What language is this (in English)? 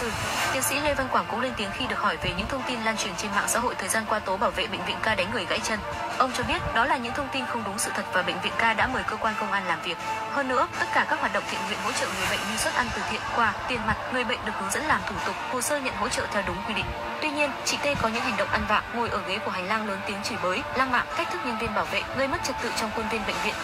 Vietnamese